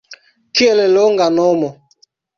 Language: Esperanto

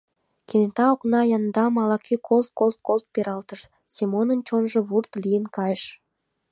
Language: Mari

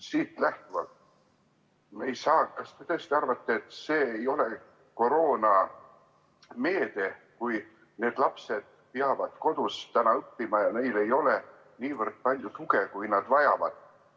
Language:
Estonian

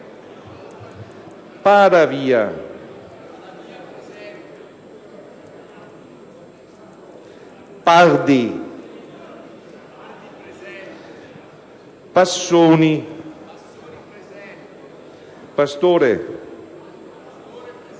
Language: Italian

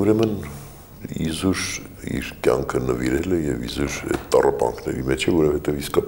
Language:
Romanian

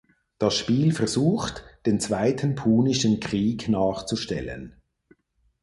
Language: German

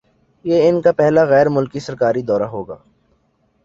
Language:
Urdu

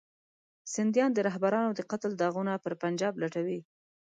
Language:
Pashto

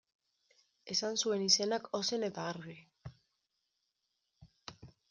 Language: Basque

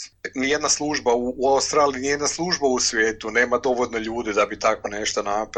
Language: Croatian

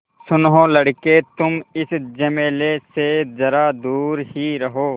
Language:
Hindi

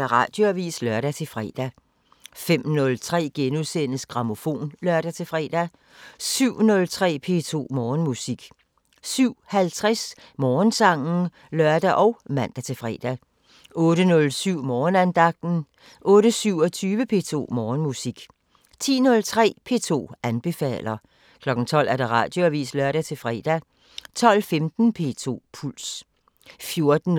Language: Danish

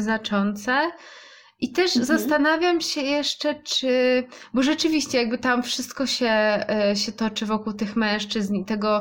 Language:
Polish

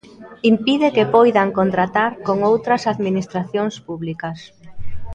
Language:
Galician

